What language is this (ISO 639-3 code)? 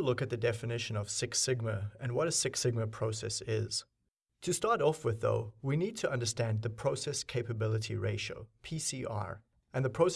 eng